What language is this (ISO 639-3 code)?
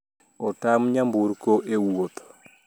luo